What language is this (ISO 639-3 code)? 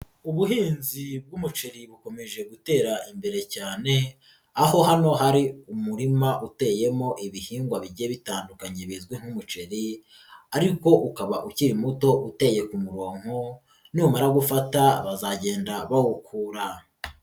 kin